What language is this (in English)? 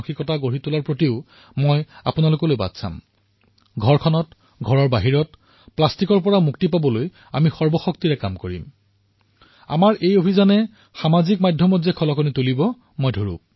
Assamese